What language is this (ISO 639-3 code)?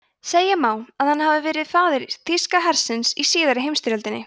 isl